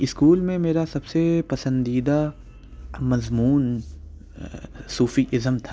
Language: Urdu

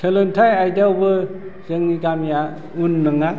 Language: Bodo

